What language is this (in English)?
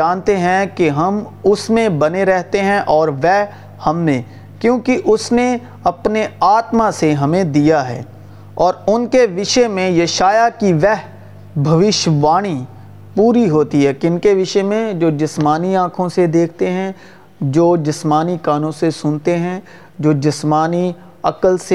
Urdu